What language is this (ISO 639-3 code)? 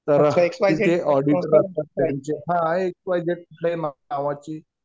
mar